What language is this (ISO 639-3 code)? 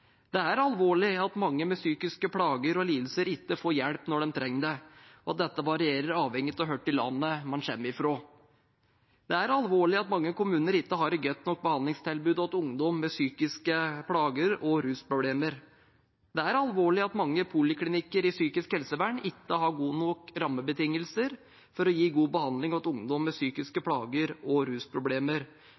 nob